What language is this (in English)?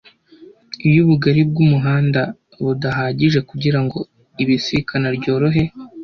Kinyarwanda